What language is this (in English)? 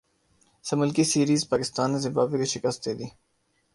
Urdu